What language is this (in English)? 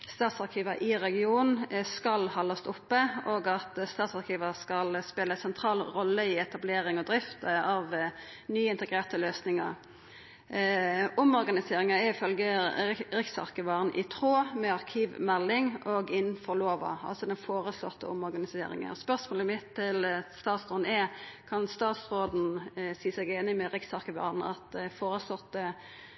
Norwegian Nynorsk